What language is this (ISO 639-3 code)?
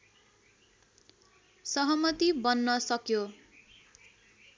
nep